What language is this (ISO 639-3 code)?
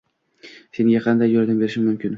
uzb